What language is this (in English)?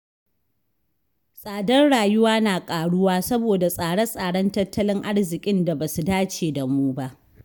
Hausa